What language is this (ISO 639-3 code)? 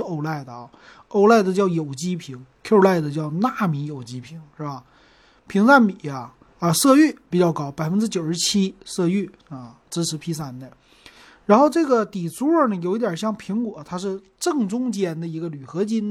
zho